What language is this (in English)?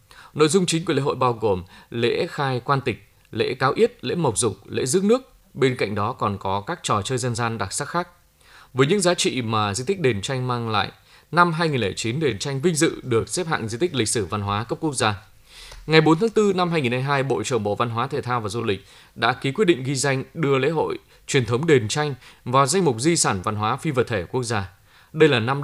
Vietnamese